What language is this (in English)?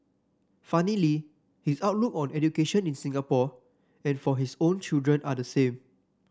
English